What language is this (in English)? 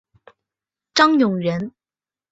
Chinese